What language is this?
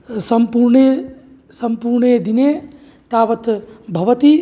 Sanskrit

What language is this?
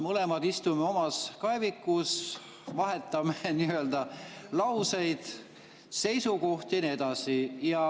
Estonian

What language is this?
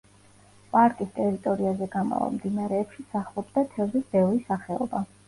Georgian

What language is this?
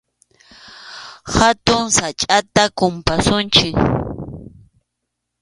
Arequipa-La Unión Quechua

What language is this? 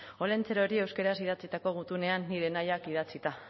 Basque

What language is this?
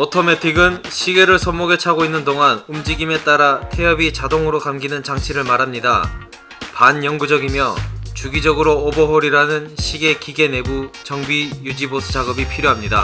Korean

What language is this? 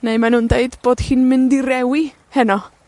Welsh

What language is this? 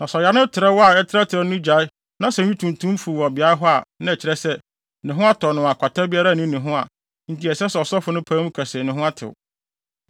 Akan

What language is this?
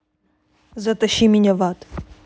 Russian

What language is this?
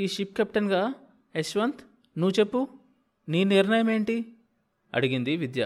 Telugu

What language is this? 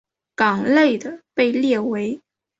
Chinese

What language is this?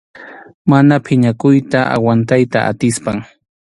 Arequipa-La Unión Quechua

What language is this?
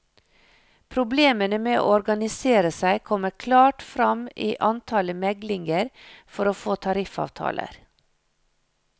Norwegian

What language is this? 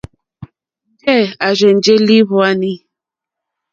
Mokpwe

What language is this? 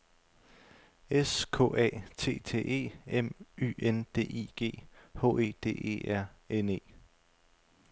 Danish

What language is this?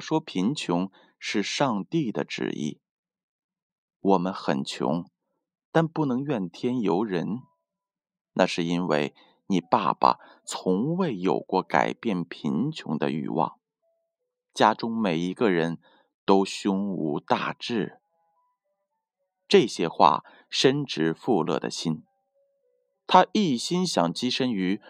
Chinese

